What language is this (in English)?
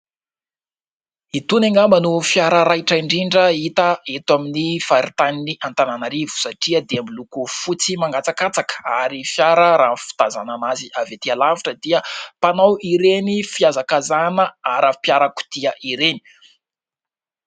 Malagasy